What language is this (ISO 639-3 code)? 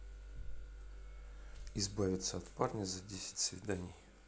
rus